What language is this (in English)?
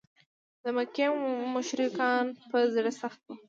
Pashto